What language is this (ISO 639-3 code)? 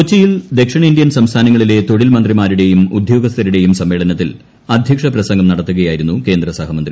mal